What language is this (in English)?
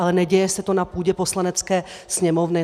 Czech